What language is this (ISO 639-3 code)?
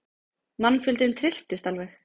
isl